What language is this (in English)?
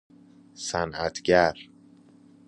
Persian